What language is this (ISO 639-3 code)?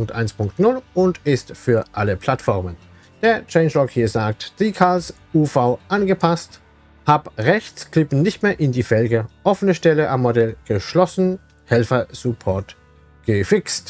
deu